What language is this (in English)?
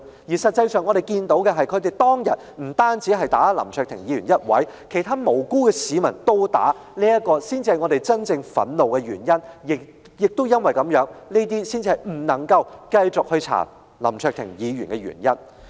Cantonese